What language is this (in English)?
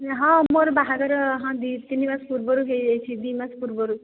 Odia